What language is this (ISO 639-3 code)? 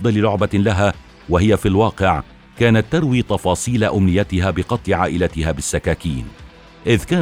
ara